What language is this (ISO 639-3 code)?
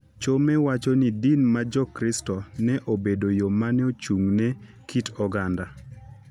luo